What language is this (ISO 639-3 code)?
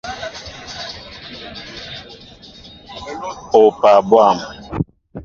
mbo